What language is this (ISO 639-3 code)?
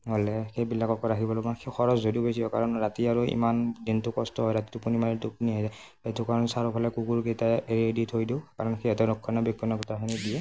asm